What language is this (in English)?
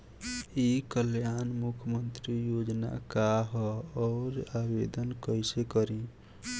Bhojpuri